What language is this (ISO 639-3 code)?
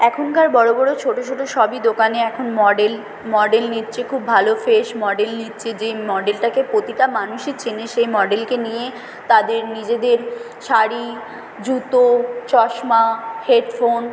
ben